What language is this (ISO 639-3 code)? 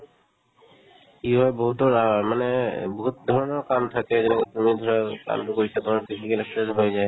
asm